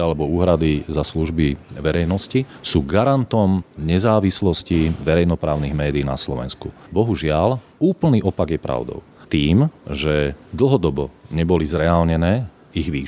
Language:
Slovak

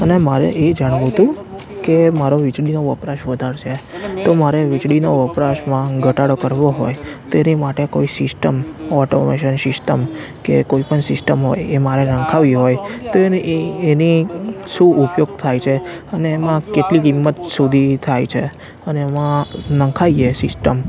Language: Gujarati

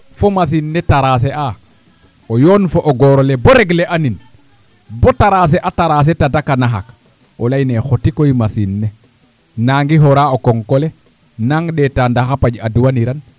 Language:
Serer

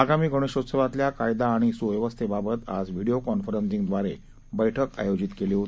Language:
Marathi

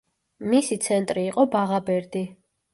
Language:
Georgian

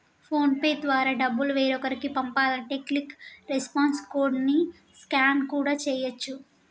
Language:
Telugu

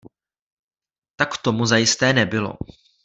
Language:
Czech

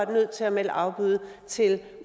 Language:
Danish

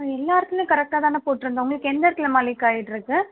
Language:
Tamil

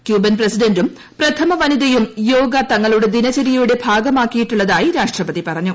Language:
Malayalam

